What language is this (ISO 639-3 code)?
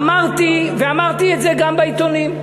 heb